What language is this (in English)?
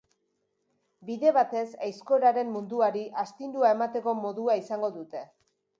Basque